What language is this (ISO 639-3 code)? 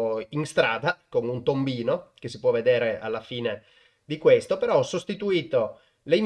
ita